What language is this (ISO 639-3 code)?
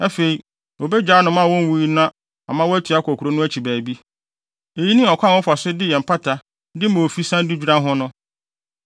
aka